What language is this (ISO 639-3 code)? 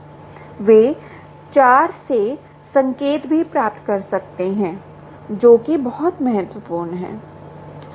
hin